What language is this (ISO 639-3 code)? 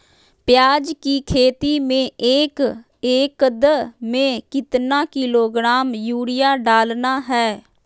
mag